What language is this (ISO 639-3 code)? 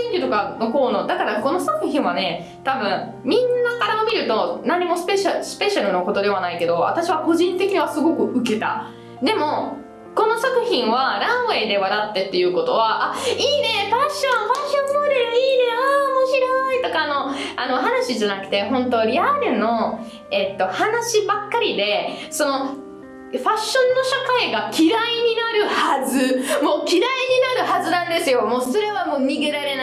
jpn